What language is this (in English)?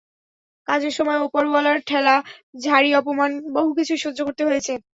Bangla